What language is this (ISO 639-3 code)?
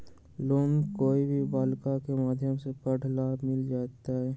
mag